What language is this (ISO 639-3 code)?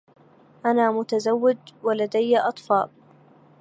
ara